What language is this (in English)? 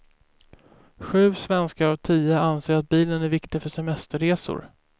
Swedish